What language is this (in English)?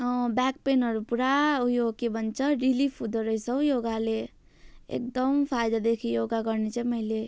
Nepali